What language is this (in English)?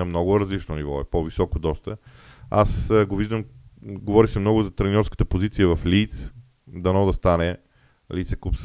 Bulgarian